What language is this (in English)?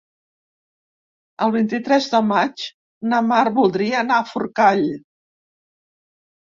Catalan